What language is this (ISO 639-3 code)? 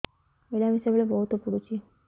ori